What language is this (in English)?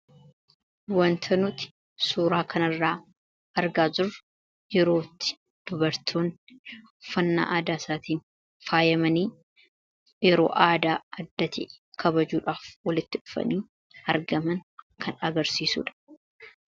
Oromo